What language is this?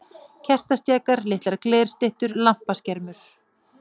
Icelandic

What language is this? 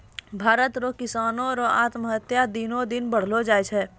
Maithili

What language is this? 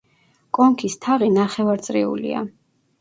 Georgian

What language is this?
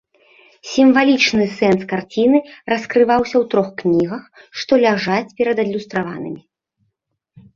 Belarusian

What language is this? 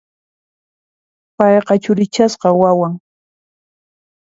Puno Quechua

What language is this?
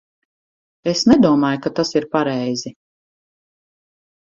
Latvian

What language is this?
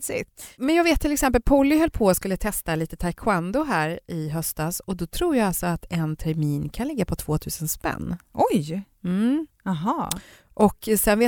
Swedish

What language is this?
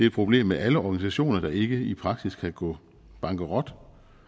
Danish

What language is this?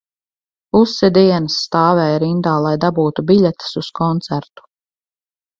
Latvian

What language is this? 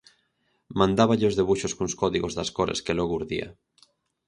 Galician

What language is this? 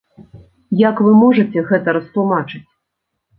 Belarusian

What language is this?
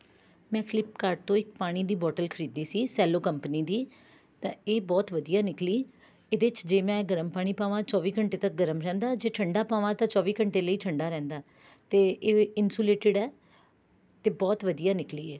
Punjabi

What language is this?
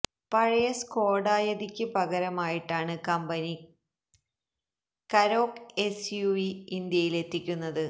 Malayalam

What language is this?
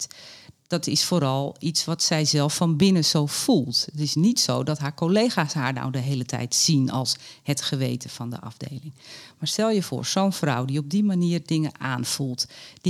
Dutch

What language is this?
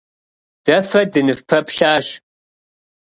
Kabardian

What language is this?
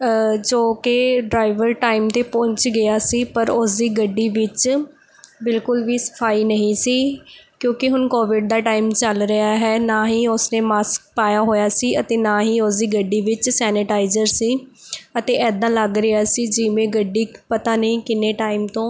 Punjabi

